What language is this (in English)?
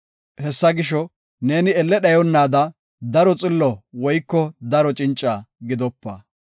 Gofa